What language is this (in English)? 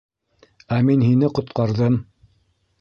Bashkir